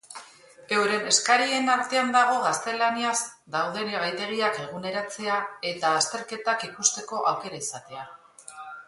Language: Basque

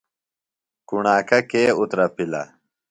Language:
Phalura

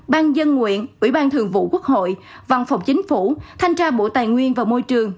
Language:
Vietnamese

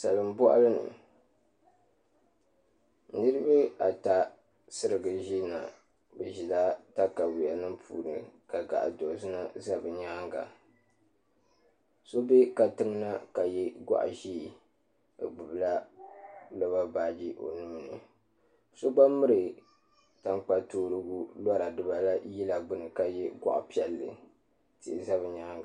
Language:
Dagbani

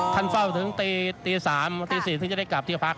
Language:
Thai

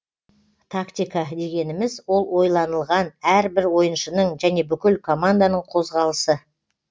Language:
Kazakh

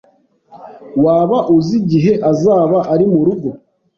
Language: Kinyarwanda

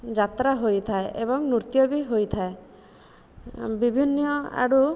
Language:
Odia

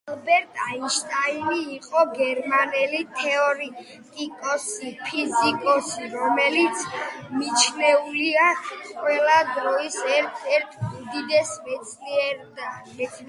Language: Georgian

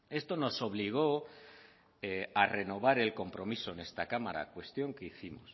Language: Spanish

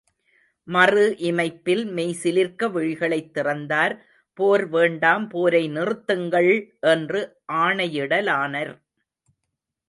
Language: Tamil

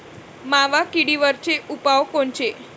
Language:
Marathi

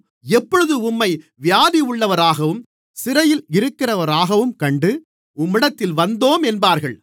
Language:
Tamil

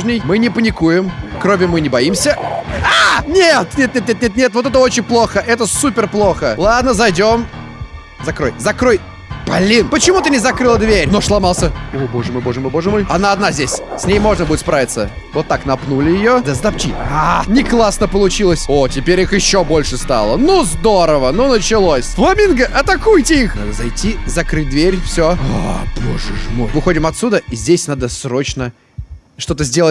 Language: Russian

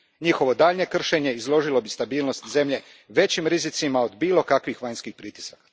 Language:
Croatian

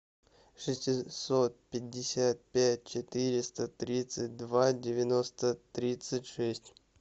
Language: Russian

